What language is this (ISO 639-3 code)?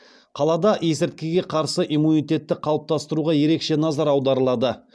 kaz